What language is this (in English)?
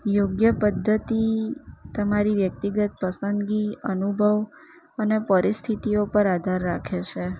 Gujarati